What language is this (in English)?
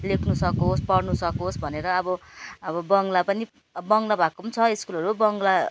Nepali